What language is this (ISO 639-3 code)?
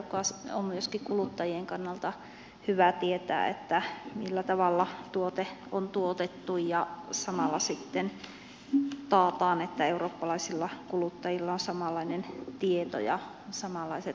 fin